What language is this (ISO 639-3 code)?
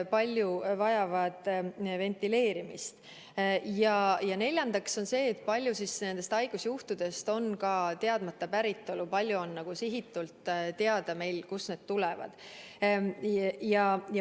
est